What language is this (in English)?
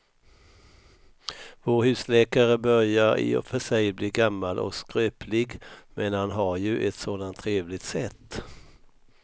Swedish